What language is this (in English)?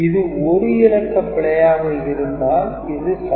Tamil